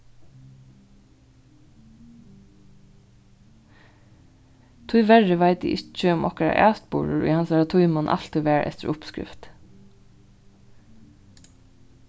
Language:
Faroese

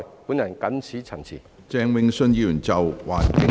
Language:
Cantonese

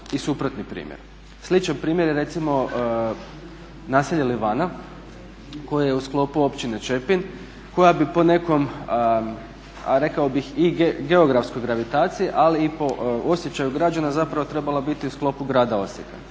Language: Croatian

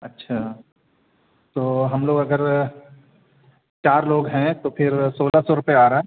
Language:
Urdu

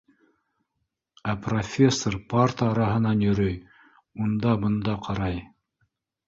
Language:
Bashkir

